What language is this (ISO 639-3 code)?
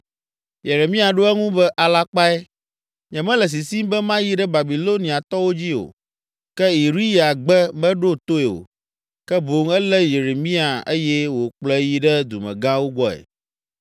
ewe